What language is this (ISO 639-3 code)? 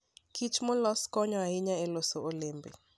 luo